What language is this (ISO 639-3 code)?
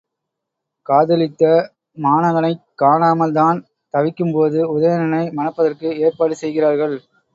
tam